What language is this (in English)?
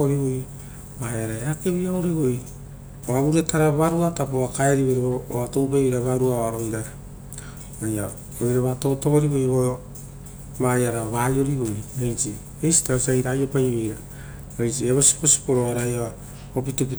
Rotokas